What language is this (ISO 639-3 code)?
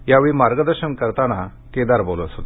mar